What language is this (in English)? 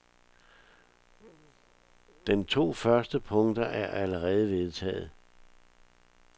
Danish